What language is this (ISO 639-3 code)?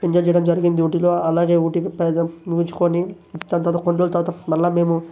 tel